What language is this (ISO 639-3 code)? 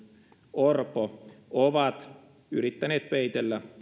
fin